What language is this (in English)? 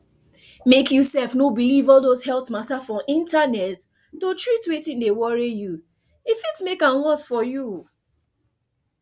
Nigerian Pidgin